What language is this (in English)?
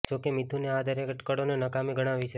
Gujarati